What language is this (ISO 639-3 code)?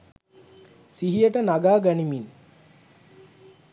sin